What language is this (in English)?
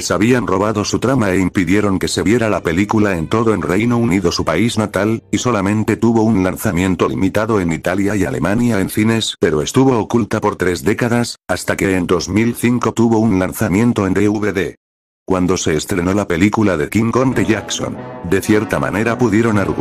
Spanish